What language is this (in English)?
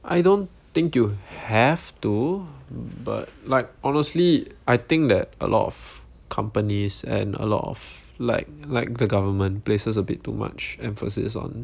English